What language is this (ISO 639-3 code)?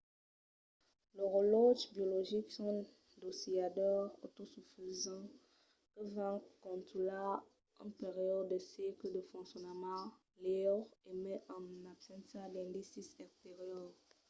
oci